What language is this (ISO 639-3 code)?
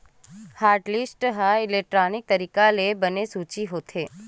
hne